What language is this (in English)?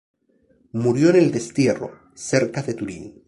Spanish